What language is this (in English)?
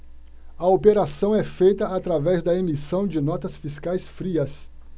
Portuguese